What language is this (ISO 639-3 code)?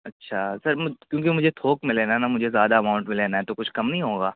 urd